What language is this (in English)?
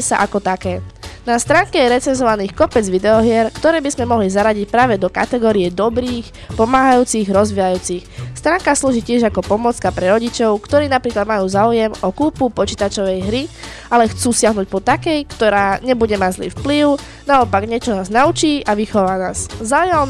Slovak